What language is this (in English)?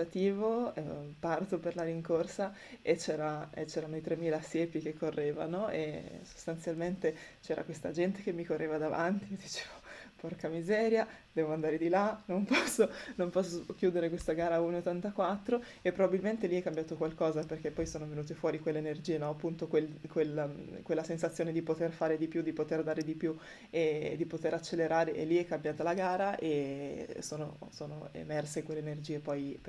Italian